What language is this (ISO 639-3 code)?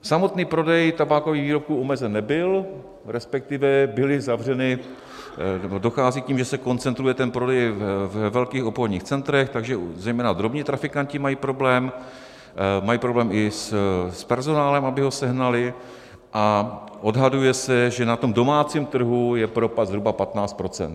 ces